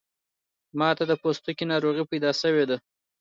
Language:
Pashto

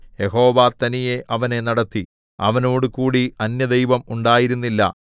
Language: Malayalam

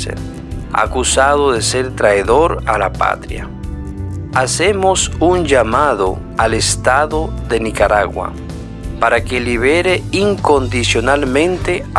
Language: Spanish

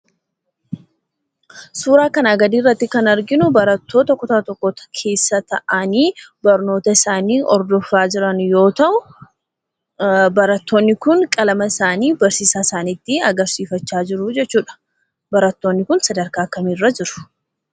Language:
Oromo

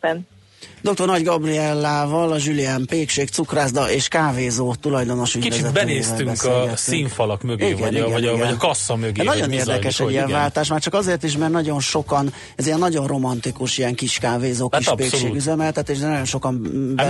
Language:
Hungarian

